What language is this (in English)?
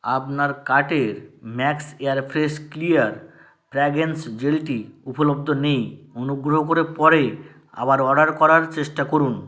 Bangla